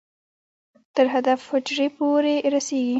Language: Pashto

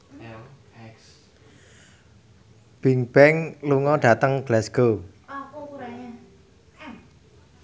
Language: Javanese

